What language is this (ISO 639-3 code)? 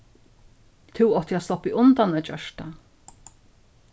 fao